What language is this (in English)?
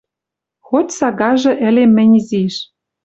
Western Mari